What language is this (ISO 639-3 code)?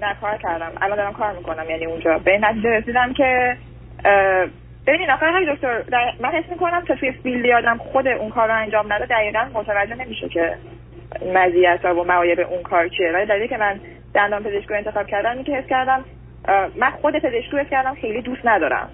fas